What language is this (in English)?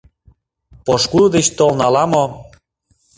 Mari